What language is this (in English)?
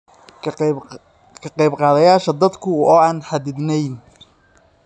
Somali